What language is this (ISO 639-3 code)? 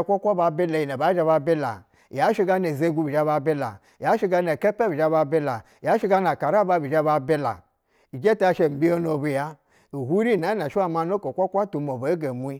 bzw